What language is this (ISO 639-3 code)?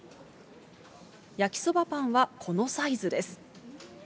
jpn